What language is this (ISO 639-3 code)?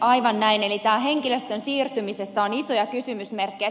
fin